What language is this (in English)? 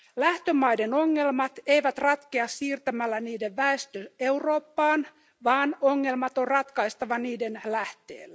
Finnish